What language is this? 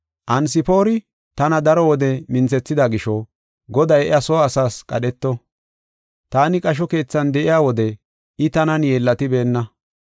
Gofa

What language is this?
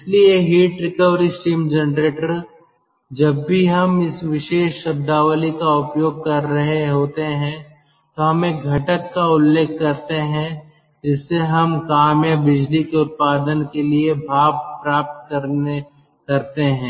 Hindi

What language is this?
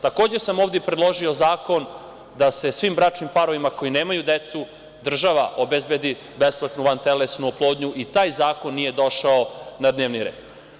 Serbian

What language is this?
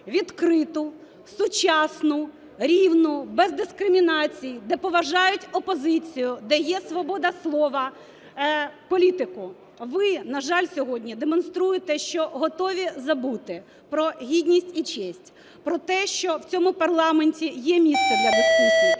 Ukrainian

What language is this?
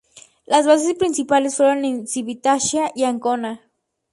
Spanish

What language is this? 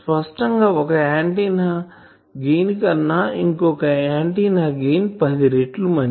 Telugu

